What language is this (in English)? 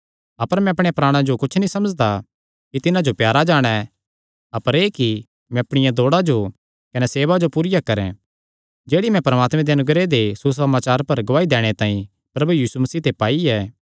Kangri